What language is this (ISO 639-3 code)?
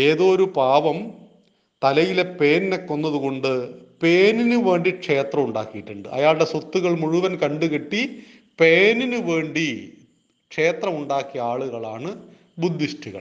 mal